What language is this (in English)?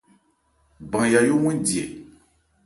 Ebrié